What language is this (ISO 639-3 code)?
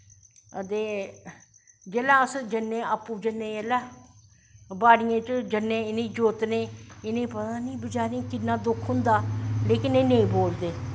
doi